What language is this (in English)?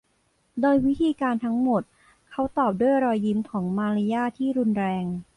Thai